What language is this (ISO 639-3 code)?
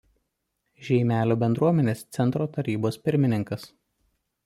lit